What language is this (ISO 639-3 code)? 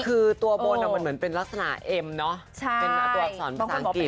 tha